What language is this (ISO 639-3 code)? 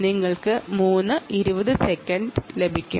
mal